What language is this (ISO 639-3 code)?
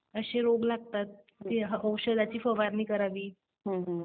mar